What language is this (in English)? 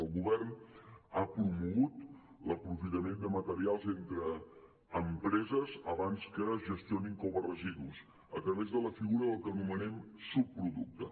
Catalan